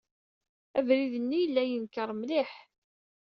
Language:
Kabyle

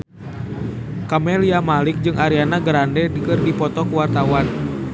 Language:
Sundanese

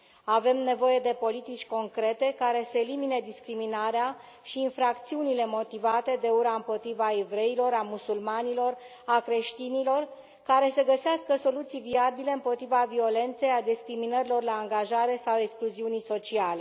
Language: Romanian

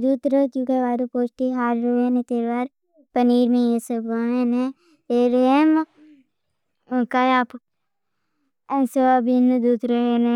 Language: Bhili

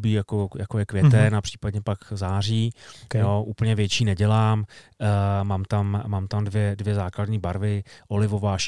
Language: Czech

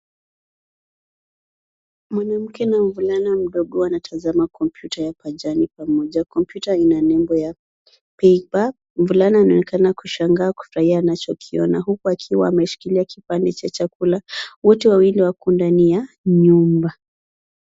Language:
Swahili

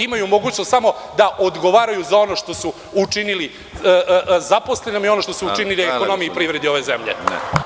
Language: Serbian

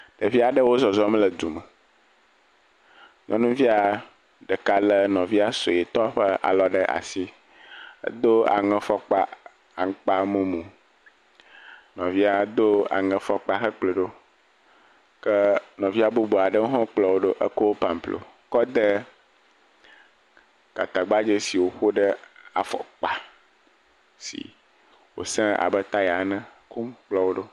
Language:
Ewe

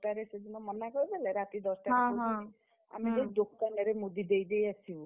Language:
Odia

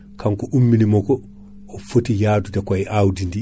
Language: Fula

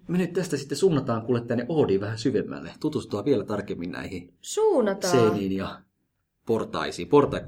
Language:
Finnish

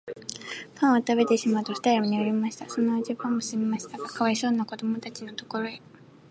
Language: Japanese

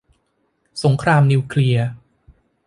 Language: Thai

